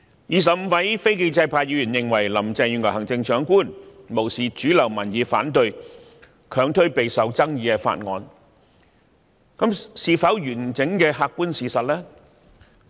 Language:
Cantonese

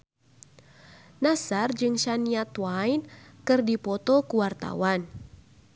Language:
Sundanese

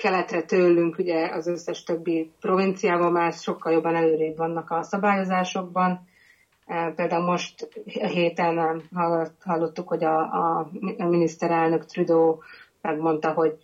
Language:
Hungarian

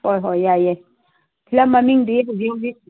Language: Manipuri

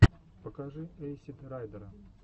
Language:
Russian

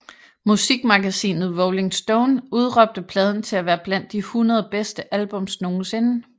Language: Danish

